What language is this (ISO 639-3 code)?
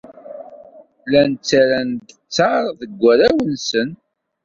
kab